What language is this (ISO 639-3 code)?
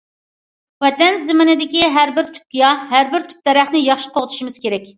uig